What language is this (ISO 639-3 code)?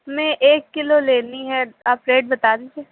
urd